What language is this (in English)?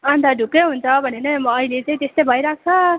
Nepali